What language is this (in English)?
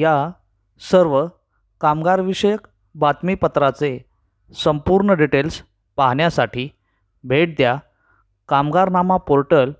Marathi